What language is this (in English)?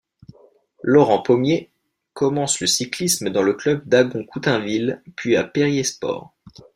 French